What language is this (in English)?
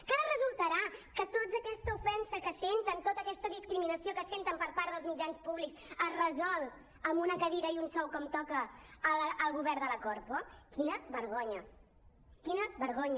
Catalan